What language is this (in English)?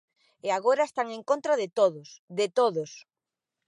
Galician